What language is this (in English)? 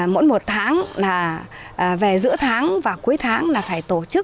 Vietnamese